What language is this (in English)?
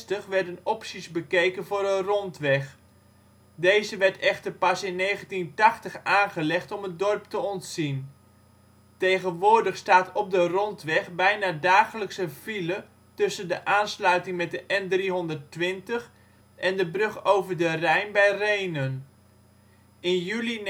Dutch